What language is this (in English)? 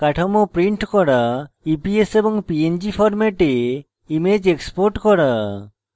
Bangla